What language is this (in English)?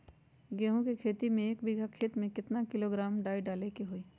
Magahi